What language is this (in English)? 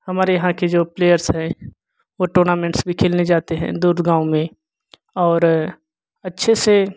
Hindi